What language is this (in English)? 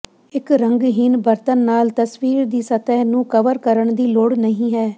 Punjabi